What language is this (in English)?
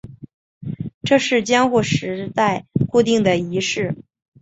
Chinese